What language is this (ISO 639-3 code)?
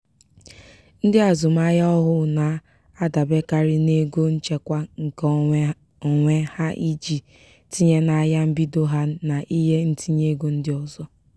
ibo